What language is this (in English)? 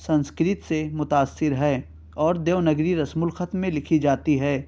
Urdu